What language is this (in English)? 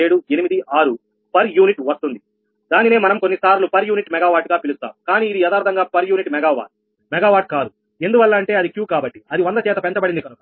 Telugu